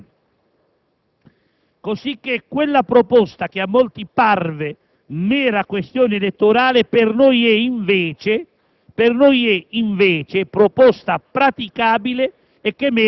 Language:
Italian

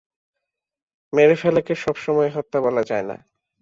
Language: Bangla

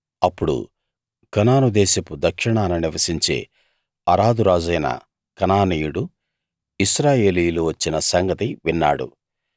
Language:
Telugu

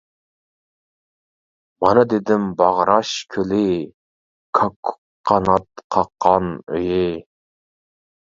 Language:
Uyghur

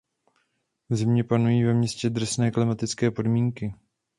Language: Czech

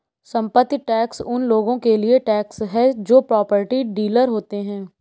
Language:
Hindi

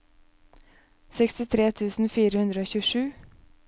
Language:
Norwegian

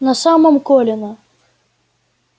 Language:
Russian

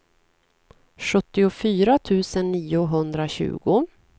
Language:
Swedish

